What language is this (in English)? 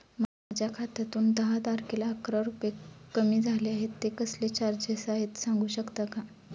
Marathi